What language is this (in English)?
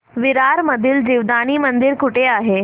Marathi